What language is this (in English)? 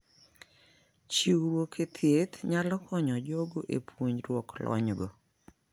Luo (Kenya and Tanzania)